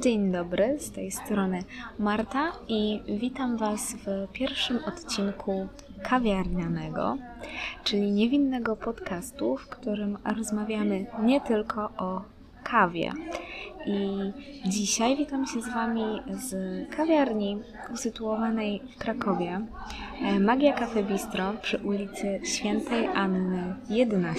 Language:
Polish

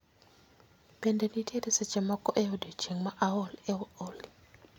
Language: Luo (Kenya and Tanzania)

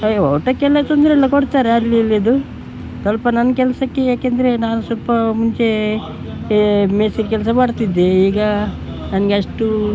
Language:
Kannada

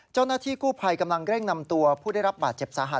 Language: Thai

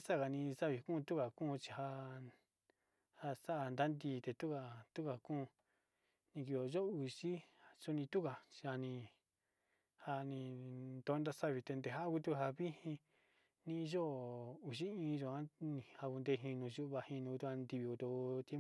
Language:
Sinicahua Mixtec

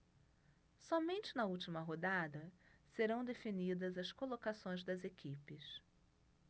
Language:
Portuguese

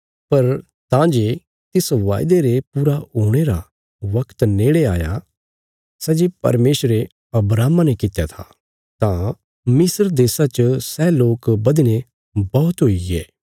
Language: Bilaspuri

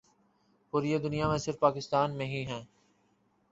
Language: Urdu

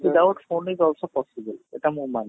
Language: Odia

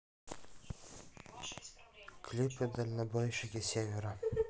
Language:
Russian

